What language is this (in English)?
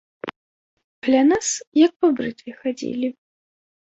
Belarusian